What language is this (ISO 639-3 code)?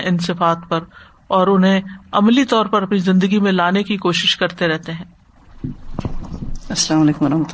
urd